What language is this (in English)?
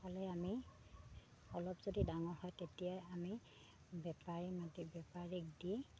Assamese